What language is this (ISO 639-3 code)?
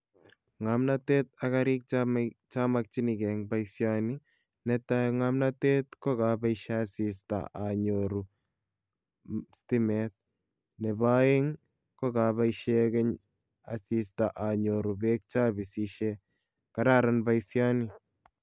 kln